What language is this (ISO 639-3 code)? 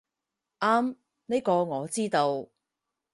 yue